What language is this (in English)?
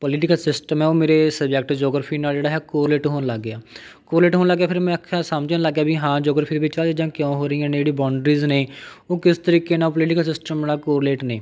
Punjabi